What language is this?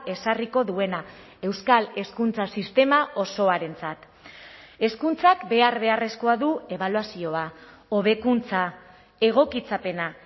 Basque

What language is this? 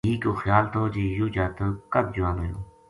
Gujari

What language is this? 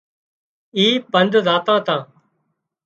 Wadiyara Koli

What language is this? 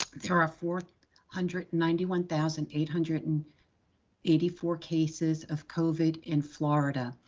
English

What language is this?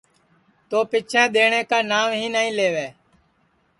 Sansi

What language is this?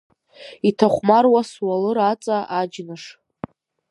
Abkhazian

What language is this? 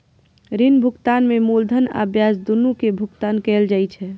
Maithili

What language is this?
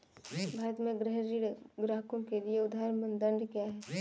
Hindi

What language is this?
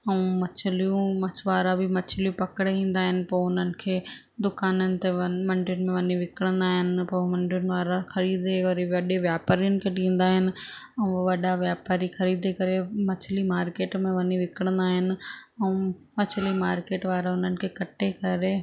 Sindhi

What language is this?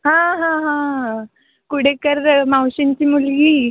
Marathi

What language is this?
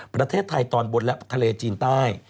Thai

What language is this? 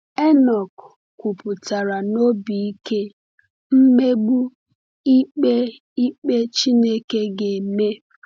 Igbo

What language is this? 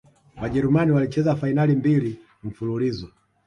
Swahili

